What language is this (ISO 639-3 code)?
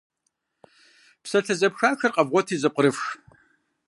kbd